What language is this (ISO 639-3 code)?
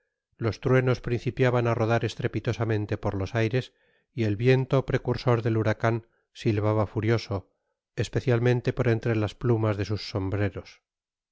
spa